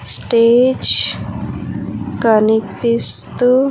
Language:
Telugu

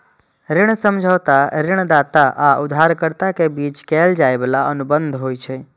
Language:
Maithili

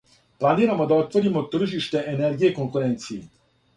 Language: Serbian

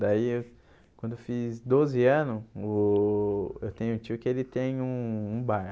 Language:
Portuguese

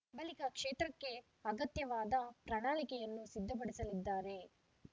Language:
Kannada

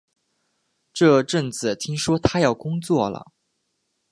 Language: Chinese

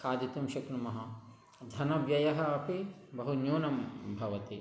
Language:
Sanskrit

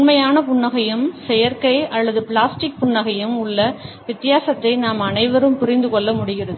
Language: Tamil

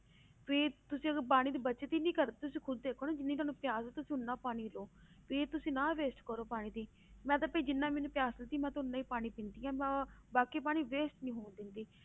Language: Punjabi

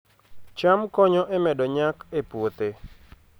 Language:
Luo (Kenya and Tanzania)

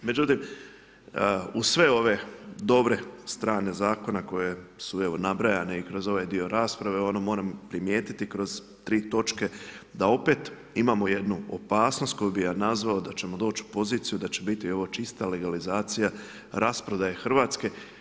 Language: Croatian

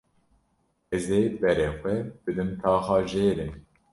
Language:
Kurdish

